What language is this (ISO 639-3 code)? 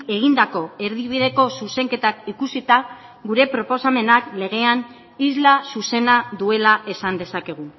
eus